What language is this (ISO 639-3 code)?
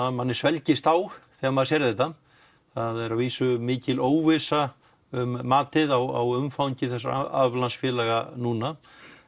isl